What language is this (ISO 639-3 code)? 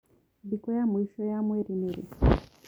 kik